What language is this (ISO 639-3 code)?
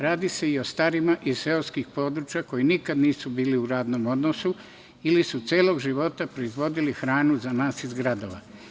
srp